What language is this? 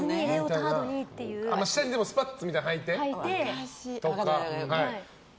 Japanese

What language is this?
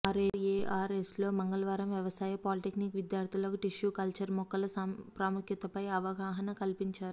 Telugu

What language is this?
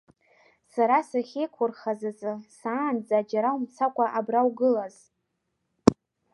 Abkhazian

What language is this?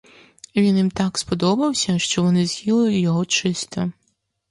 Ukrainian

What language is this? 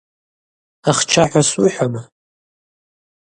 Abaza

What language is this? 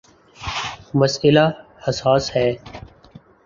Urdu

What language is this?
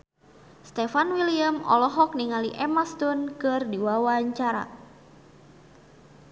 Sundanese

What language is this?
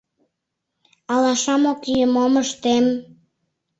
Mari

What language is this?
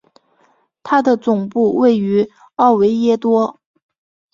Chinese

